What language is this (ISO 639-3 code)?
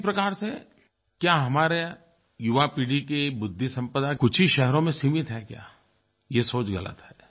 hin